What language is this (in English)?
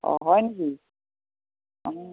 Assamese